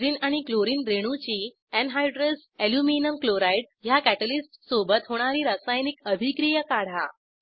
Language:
Marathi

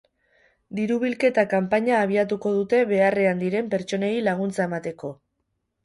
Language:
Basque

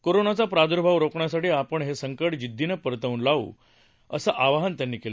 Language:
Marathi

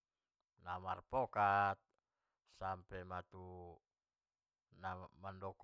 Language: Batak Mandailing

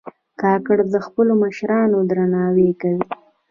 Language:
Pashto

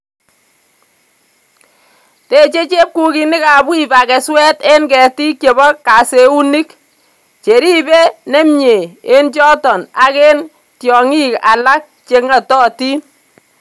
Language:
Kalenjin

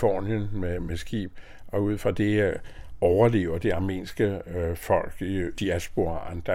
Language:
Danish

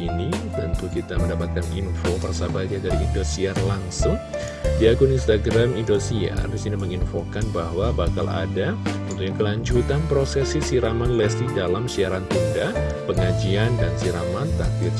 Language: Indonesian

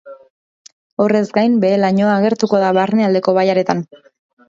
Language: Basque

